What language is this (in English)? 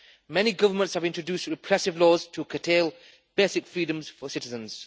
English